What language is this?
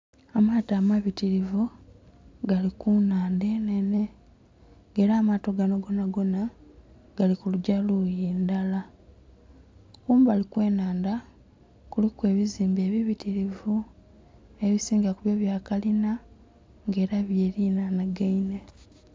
Soga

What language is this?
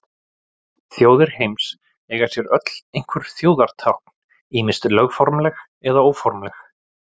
Icelandic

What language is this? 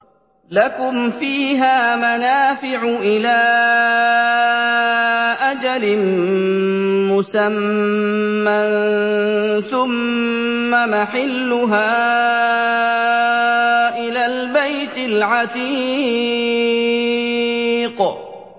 Arabic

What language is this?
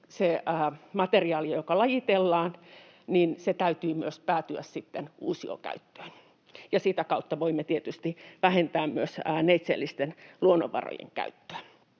Finnish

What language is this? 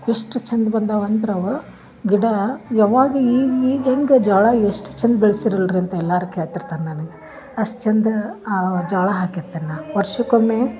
Kannada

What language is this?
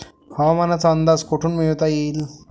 Marathi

